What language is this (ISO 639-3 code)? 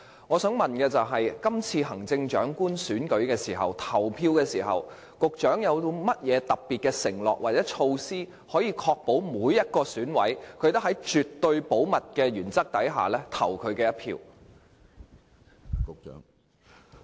yue